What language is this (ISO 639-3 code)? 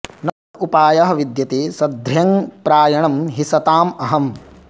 san